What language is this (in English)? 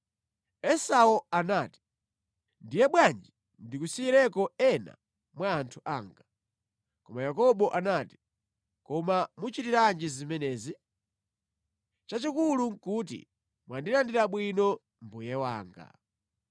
Nyanja